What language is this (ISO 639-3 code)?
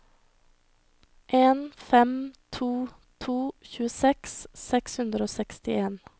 nor